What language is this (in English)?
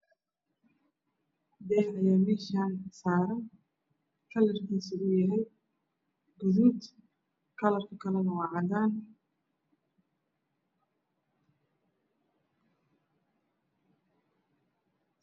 Somali